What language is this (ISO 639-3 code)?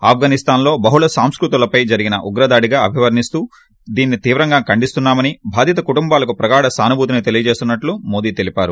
tel